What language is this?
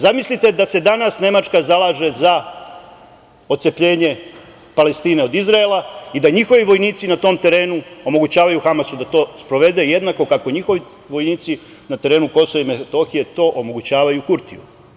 Serbian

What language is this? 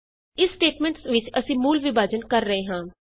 Punjabi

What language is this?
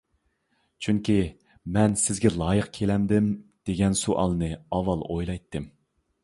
Uyghur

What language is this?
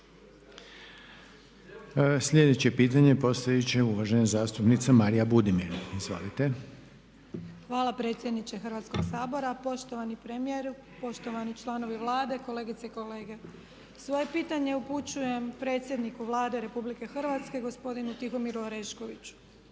Croatian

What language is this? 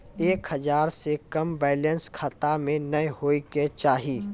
Maithili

